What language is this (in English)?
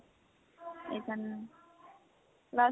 Assamese